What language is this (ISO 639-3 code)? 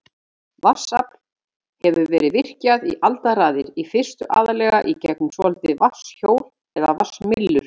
isl